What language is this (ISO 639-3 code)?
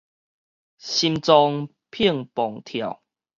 nan